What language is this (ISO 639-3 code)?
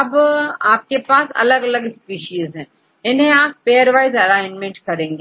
hin